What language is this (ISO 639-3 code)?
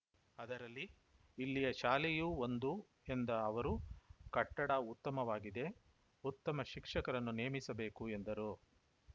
kan